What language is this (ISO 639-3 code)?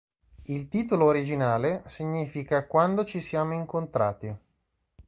ita